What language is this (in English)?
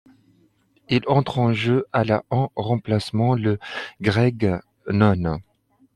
French